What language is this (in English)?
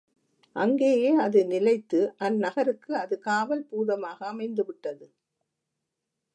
Tamil